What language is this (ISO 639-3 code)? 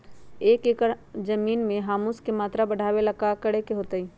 mag